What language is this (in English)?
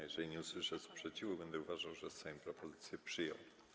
Polish